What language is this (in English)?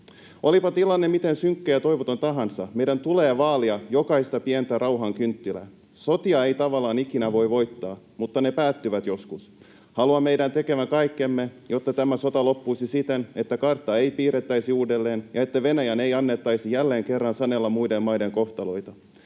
Finnish